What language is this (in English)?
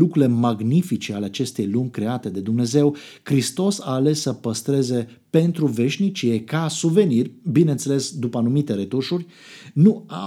Romanian